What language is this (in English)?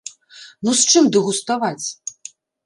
Belarusian